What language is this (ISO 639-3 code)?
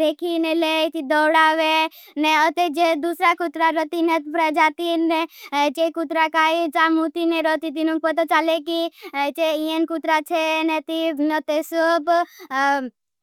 bhb